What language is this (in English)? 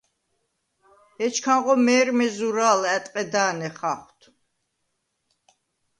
Svan